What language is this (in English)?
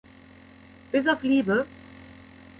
German